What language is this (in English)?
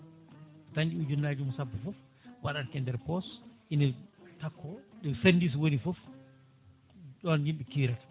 Fula